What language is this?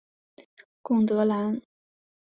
Chinese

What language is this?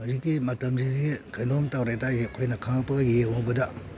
Manipuri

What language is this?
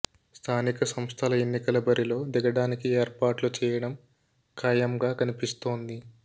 Telugu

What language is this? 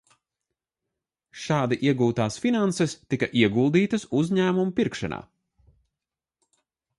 Latvian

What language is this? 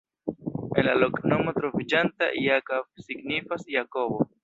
Esperanto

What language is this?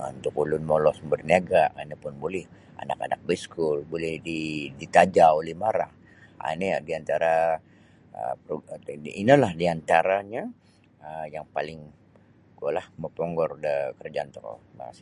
Sabah Bisaya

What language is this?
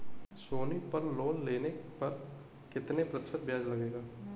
Hindi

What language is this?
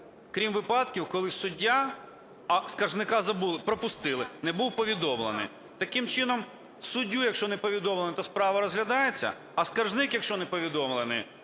Ukrainian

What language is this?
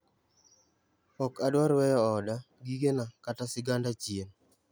Luo (Kenya and Tanzania)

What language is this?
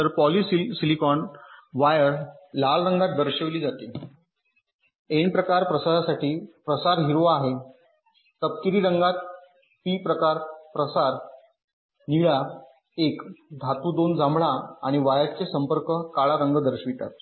Marathi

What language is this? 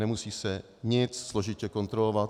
Czech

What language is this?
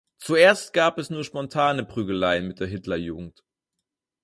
German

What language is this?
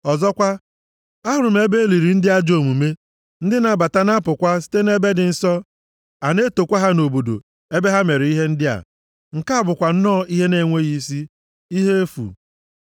Igbo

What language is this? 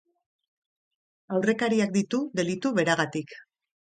Basque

